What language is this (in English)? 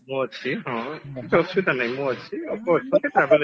Odia